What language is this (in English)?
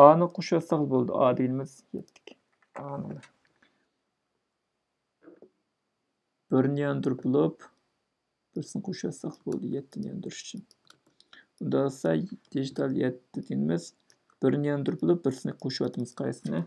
Turkish